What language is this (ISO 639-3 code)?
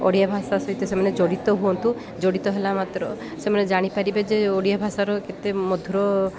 ori